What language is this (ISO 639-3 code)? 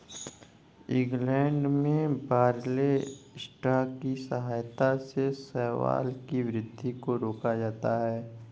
hin